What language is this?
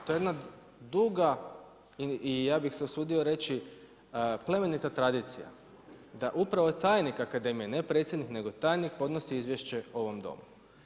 Croatian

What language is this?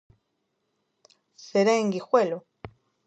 Galician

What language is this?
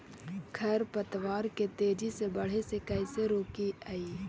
Magahi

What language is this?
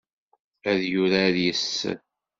Kabyle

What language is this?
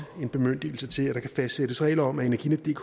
Danish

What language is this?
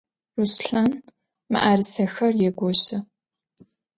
Adyghe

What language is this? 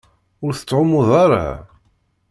Kabyle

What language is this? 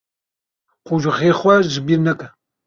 Kurdish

